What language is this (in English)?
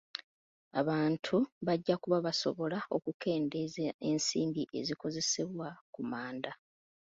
Ganda